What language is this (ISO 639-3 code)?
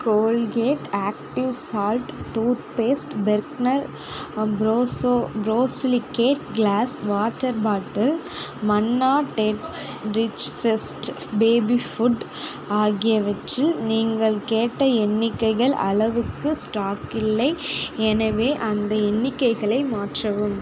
tam